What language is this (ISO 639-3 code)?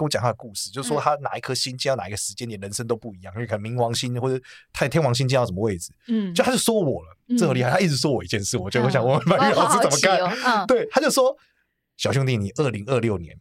zho